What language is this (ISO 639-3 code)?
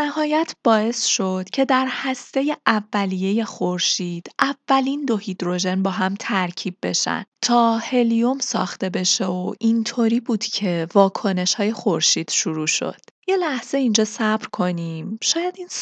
fas